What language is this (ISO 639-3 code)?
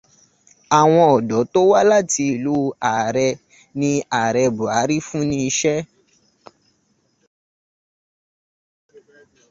yor